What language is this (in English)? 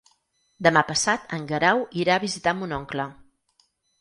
Catalan